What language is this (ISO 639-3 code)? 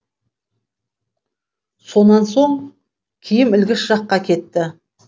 kaz